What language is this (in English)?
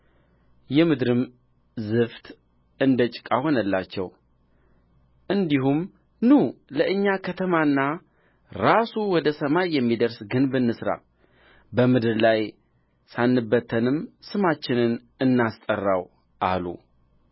Amharic